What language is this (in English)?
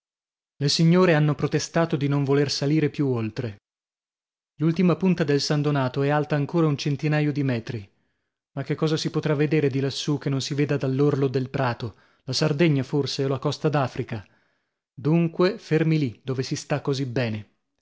Italian